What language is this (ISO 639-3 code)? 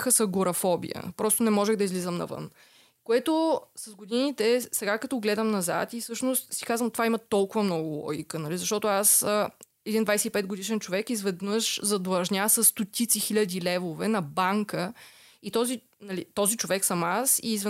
bul